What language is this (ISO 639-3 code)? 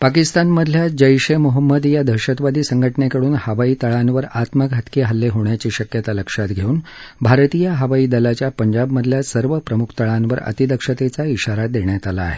mar